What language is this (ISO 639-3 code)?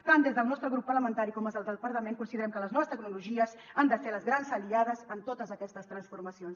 cat